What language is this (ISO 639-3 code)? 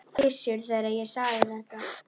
isl